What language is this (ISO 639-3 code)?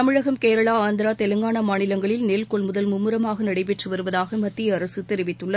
tam